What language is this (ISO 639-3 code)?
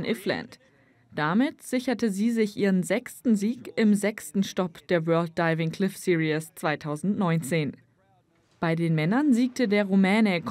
deu